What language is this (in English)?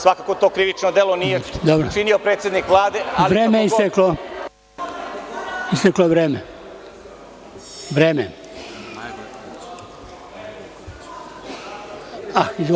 Serbian